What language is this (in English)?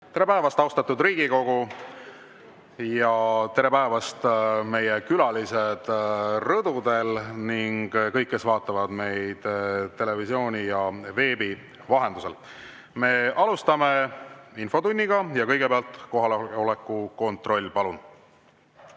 Estonian